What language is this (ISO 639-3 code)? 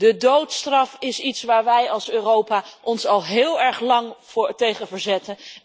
nld